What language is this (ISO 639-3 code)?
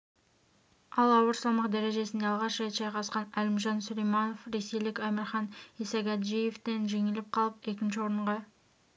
kaz